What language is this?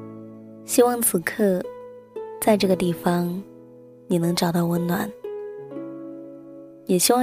Chinese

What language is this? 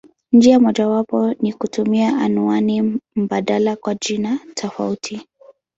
Swahili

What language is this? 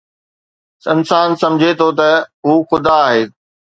Sindhi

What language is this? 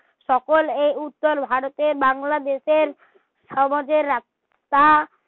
Bangla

